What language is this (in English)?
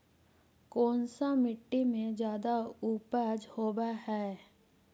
Magahi